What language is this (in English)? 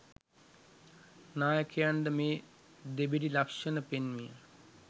Sinhala